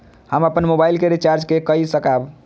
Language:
Maithili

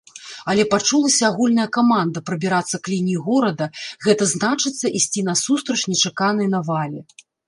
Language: Belarusian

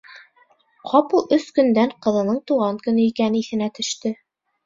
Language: Bashkir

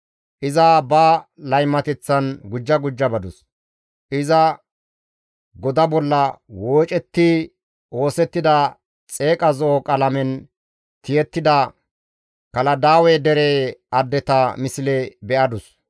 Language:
Gamo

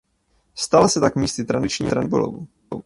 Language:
Czech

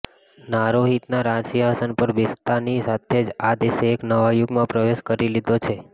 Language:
Gujarati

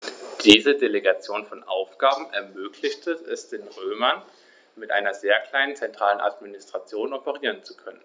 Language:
German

